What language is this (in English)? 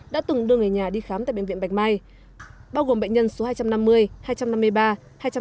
Vietnamese